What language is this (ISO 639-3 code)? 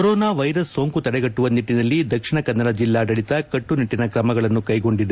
kan